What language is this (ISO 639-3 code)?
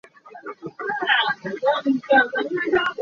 cnh